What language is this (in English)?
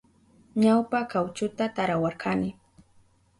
Southern Pastaza Quechua